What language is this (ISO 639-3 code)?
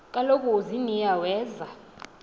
xho